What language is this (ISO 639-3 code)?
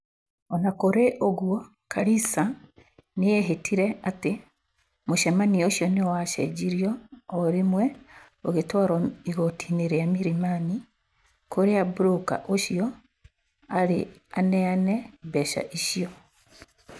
kik